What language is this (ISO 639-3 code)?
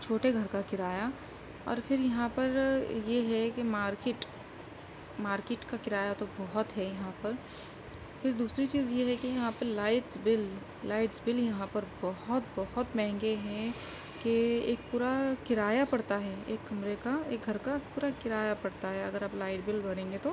urd